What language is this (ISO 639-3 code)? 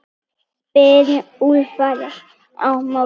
isl